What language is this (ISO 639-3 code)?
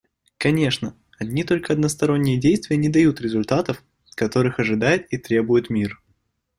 rus